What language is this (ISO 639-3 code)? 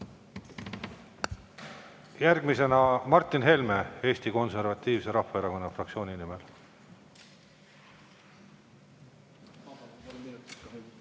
est